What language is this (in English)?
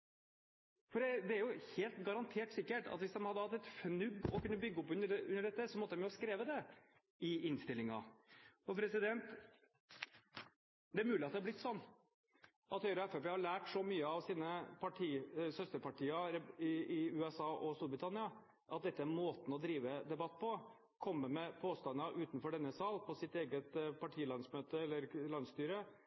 Norwegian Bokmål